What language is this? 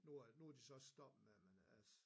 Danish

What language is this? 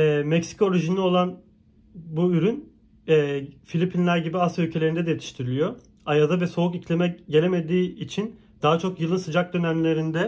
Turkish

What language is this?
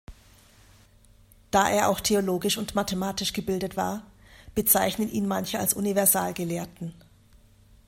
German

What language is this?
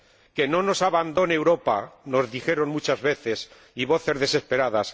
Spanish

